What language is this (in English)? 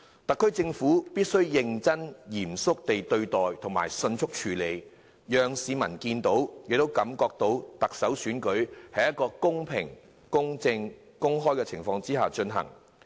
Cantonese